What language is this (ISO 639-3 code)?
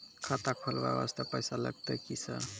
mai